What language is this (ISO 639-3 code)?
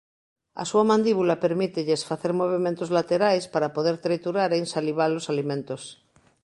glg